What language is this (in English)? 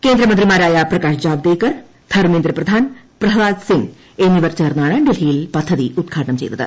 Malayalam